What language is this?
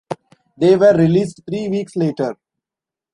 English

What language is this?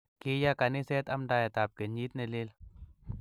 Kalenjin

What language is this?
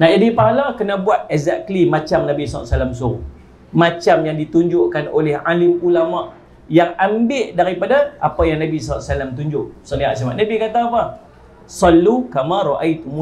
Malay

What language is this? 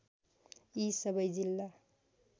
Nepali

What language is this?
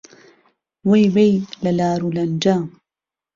Central Kurdish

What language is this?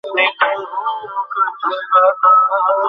Bangla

